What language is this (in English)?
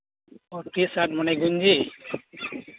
Santali